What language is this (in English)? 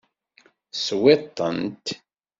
Kabyle